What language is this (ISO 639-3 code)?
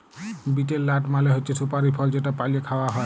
ben